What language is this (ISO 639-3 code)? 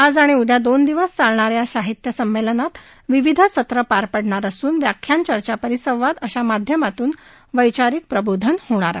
mar